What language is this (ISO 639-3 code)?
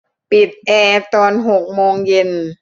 tha